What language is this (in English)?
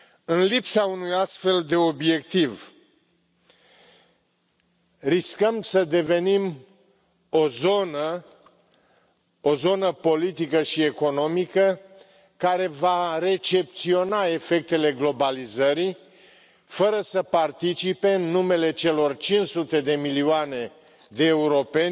Romanian